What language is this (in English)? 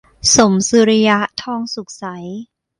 Thai